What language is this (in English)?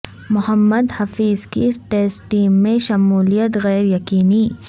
Urdu